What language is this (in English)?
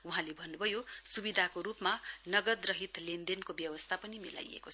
Nepali